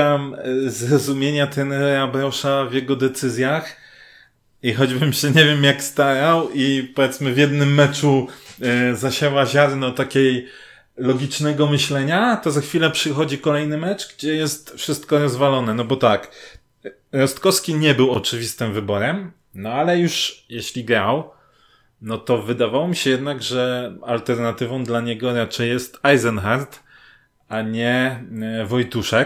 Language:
Polish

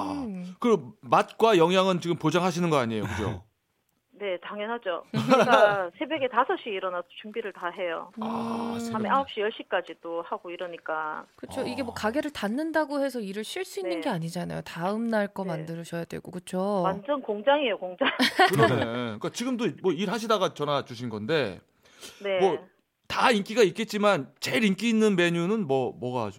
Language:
Korean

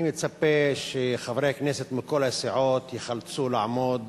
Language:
Hebrew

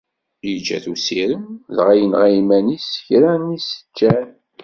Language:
Kabyle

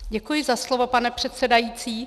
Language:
Czech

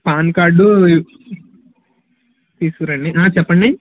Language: Telugu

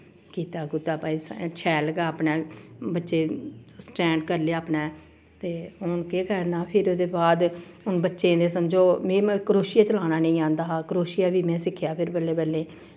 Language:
Dogri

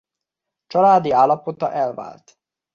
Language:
Hungarian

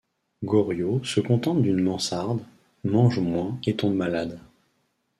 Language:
French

